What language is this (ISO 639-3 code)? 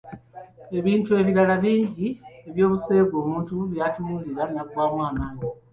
lug